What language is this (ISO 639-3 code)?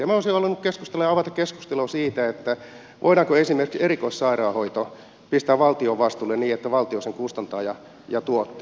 fin